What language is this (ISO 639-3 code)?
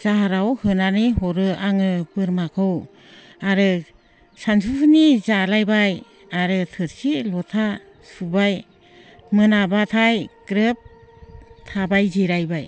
brx